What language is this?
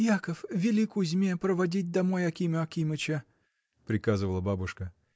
Russian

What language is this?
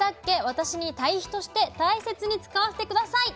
Japanese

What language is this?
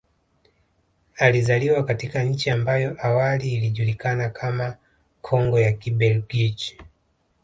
Swahili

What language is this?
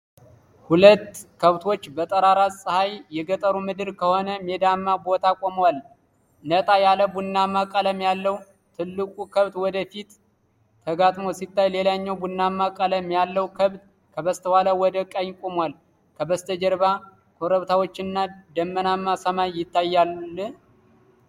Amharic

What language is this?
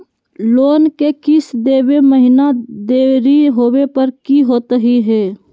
Magahi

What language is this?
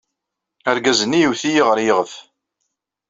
Kabyle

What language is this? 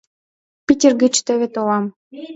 Mari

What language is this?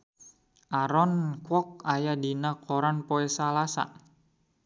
Sundanese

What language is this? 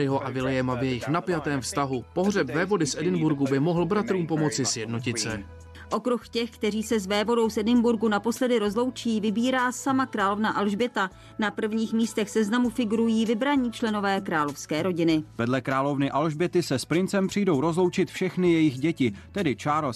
Czech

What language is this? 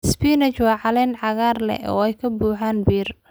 Somali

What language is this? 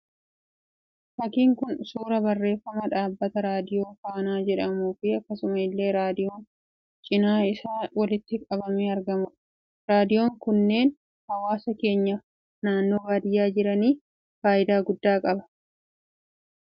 Oromo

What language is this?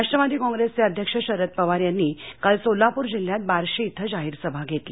Marathi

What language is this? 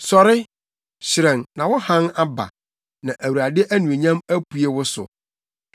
Akan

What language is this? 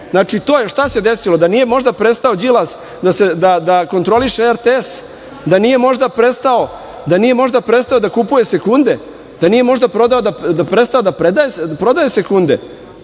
Serbian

